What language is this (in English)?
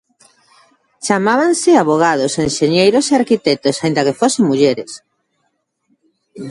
Galician